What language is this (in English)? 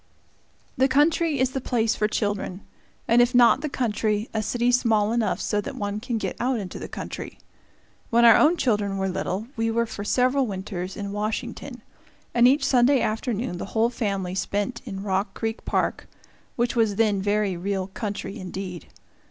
English